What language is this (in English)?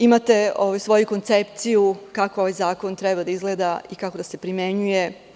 Serbian